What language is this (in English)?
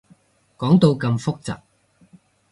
Cantonese